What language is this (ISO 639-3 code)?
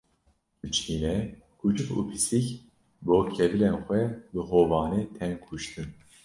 kur